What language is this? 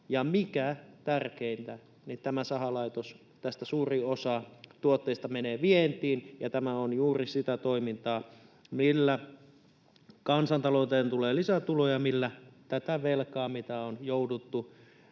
Finnish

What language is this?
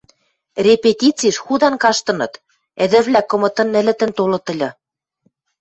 Western Mari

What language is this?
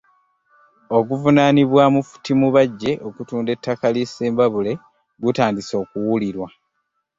Ganda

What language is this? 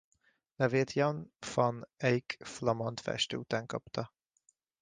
Hungarian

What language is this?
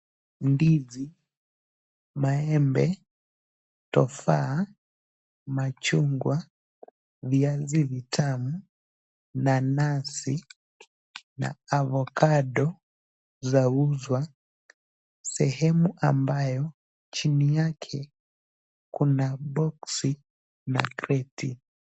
Swahili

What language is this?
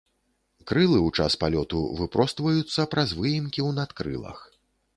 Belarusian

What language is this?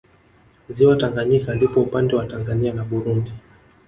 Swahili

